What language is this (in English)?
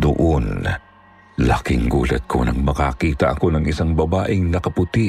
Filipino